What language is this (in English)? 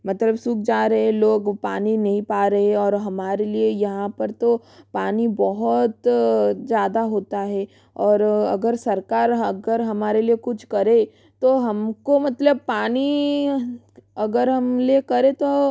Hindi